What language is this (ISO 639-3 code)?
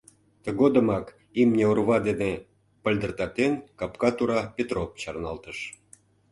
chm